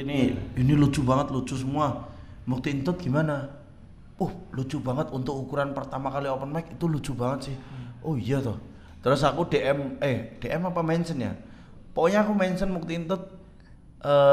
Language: Indonesian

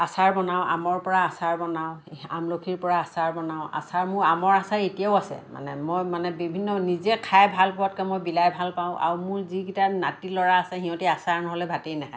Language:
Assamese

